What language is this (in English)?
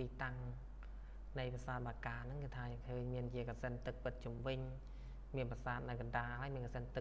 Thai